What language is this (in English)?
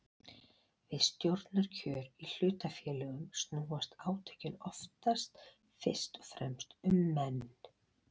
Icelandic